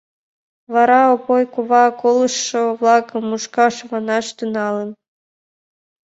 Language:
Mari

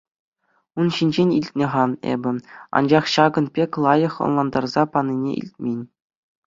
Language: Chuvash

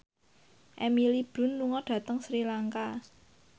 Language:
Javanese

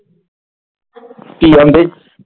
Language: Punjabi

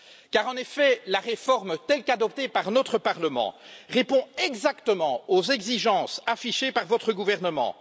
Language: French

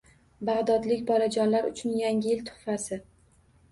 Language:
Uzbek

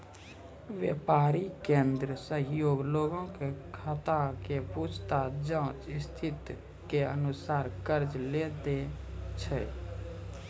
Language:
Maithili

